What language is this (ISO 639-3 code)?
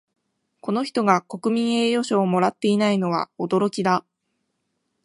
jpn